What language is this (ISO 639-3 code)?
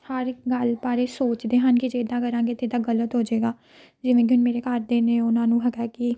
pan